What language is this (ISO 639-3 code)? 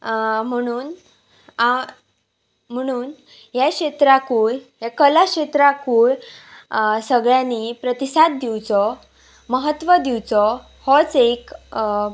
kok